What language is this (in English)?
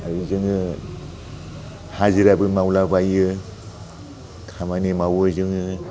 Bodo